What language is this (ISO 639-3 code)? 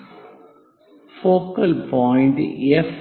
mal